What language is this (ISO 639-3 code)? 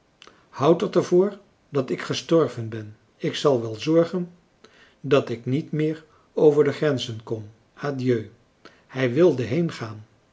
nld